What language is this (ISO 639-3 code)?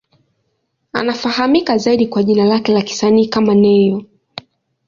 swa